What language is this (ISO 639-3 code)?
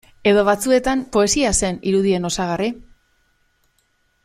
eus